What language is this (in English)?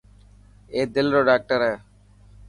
Dhatki